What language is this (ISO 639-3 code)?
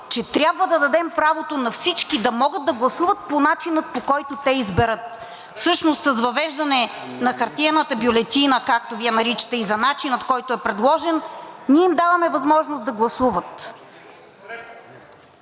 bul